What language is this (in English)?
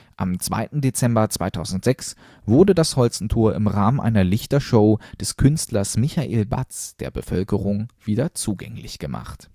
German